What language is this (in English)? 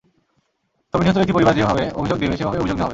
Bangla